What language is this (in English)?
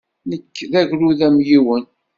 Kabyle